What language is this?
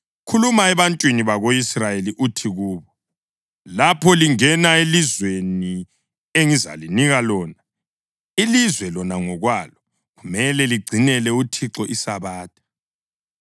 North Ndebele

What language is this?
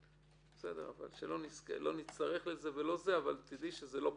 Hebrew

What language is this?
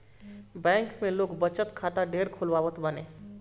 Bhojpuri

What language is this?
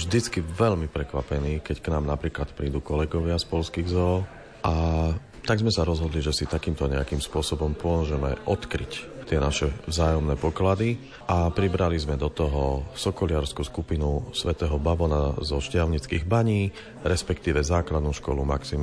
Slovak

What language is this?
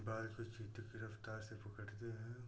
Hindi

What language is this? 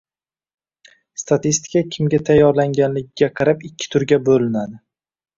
Uzbek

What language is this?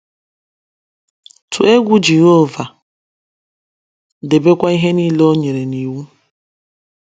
Igbo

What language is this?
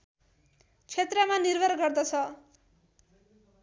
Nepali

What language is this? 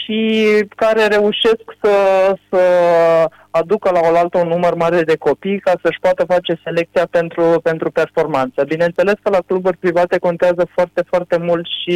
Romanian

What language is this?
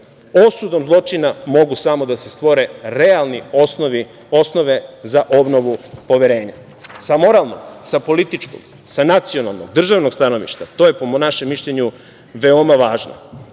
Serbian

